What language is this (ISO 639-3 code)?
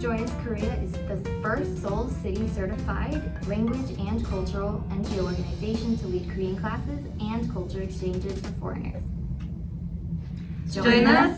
kor